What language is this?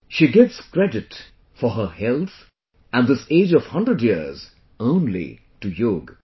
English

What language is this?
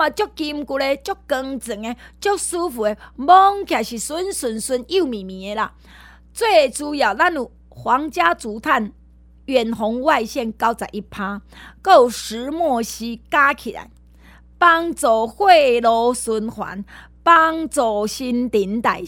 Chinese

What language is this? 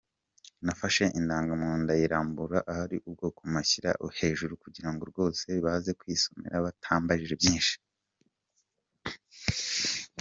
Kinyarwanda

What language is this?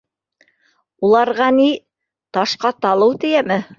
Bashkir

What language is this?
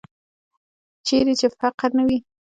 Pashto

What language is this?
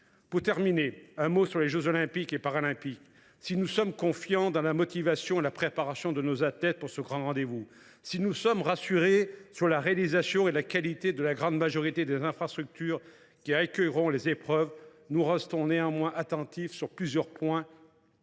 French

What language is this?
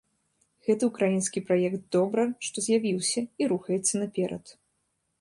Belarusian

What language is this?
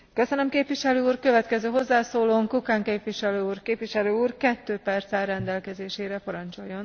Slovak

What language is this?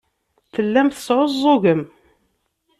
Kabyle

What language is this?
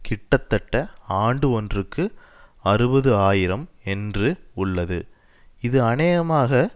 Tamil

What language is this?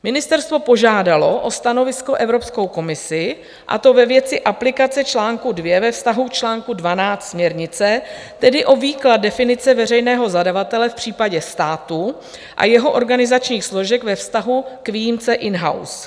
Czech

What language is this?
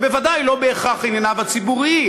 Hebrew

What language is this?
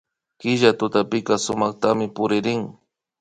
Imbabura Highland Quichua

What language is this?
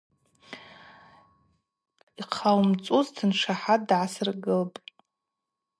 Abaza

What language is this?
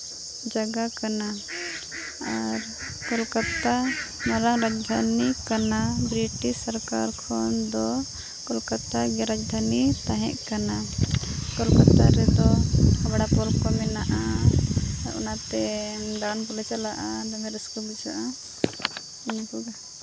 Santali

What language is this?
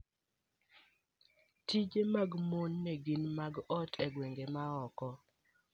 Luo (Kenya and Tanzania)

